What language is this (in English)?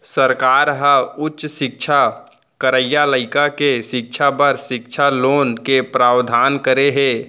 Chhattisgarhi